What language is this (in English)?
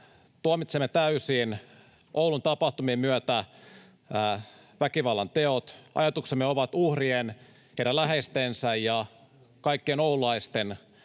Finnish